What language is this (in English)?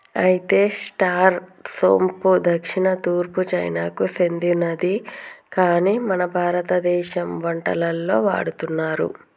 Telugu